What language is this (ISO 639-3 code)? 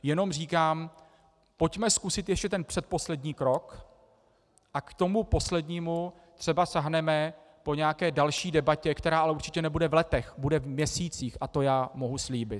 ces